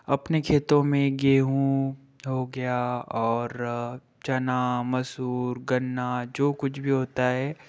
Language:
Hindi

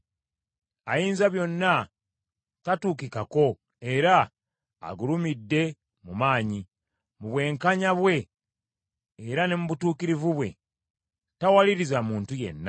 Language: Ganda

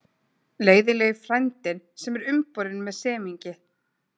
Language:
Icelandic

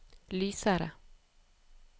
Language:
Norwegian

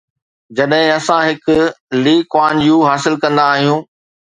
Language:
Sindhi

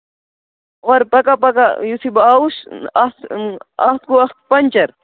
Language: Kashmiri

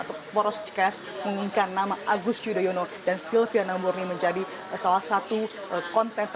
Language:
Indonesian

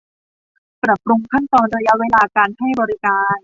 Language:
Thai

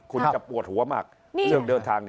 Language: Thai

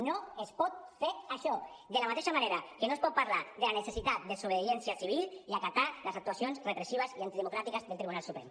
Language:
Catalan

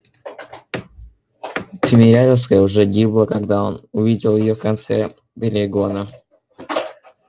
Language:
Russian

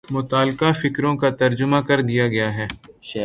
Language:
Urdu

